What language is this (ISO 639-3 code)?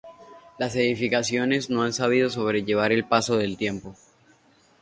spa